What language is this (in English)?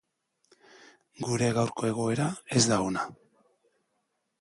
Basque